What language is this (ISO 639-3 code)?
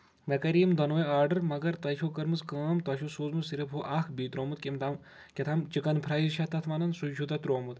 kas